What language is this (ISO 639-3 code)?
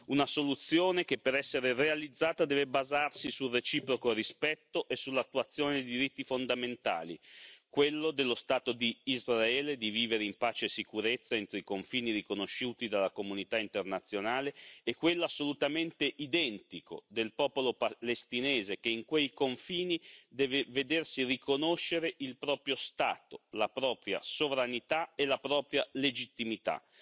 ita